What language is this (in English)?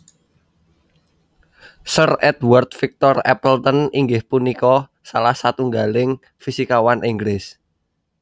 Javanese